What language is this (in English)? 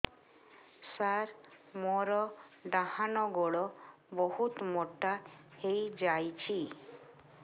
Odia